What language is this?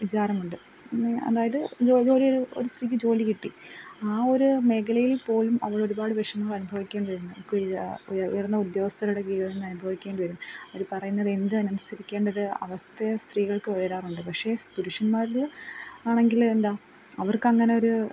Malayalam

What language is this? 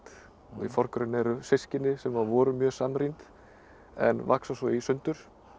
Icelandic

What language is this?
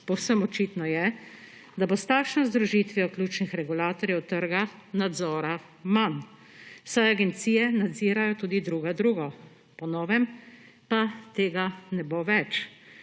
Slovenian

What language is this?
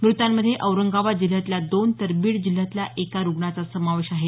Marathi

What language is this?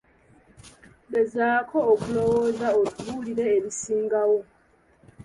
Ganda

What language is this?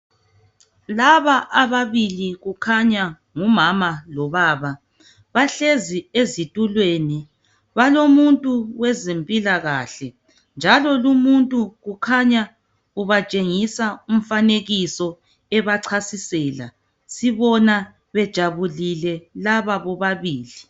North Ndebele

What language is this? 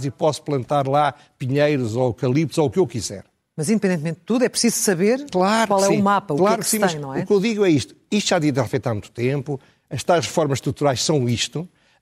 Portuguese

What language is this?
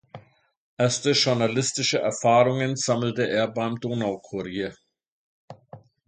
German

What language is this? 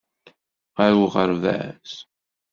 Kabyle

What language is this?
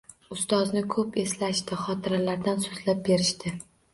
Uzbek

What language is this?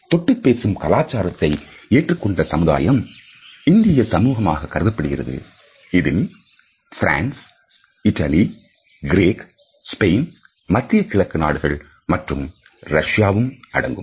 Tamil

